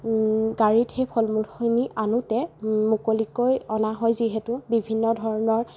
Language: Assamese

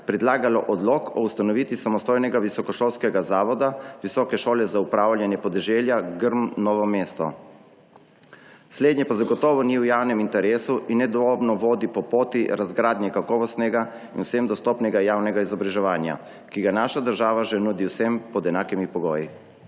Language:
Slovenian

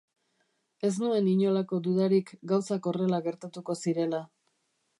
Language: Basque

